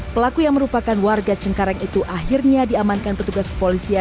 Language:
Indonesian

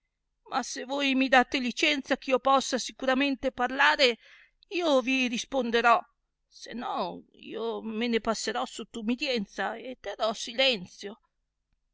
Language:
Italian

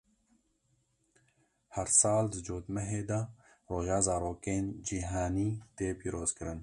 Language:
Kurdish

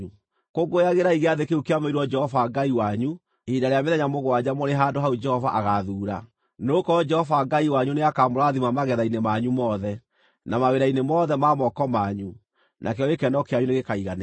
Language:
Kikuyu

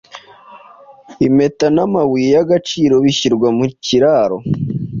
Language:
Kinyarwanda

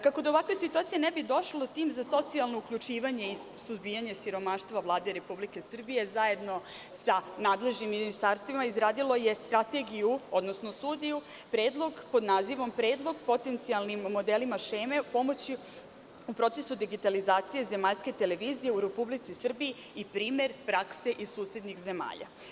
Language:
Serbian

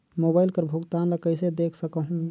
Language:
Chhattisgarhi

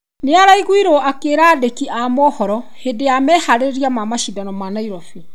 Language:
Kikuyu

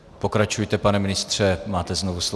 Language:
Czech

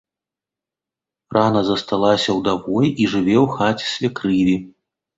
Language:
Belarusian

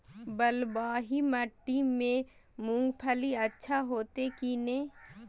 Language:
Maithili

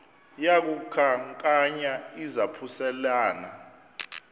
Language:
Xhosa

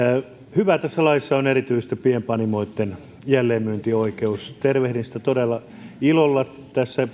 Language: Finnish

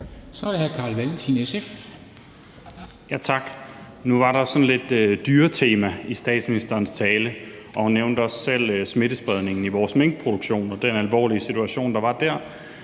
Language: Danish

